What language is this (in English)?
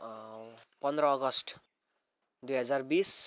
Nepali